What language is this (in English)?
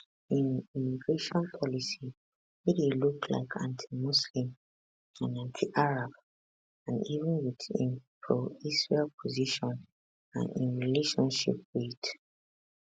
Nigerian Pidgin